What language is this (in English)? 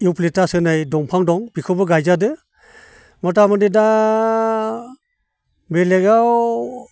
Bodo